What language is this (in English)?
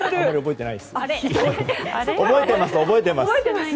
Japanese